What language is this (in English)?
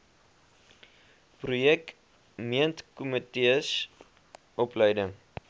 Afrikaans